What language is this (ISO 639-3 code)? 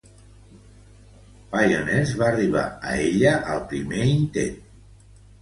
cat